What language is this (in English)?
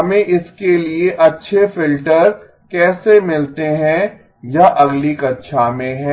Hindi